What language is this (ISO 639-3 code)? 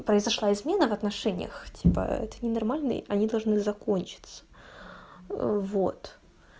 rus